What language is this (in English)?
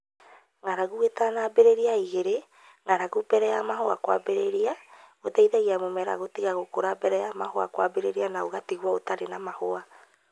Kikuyu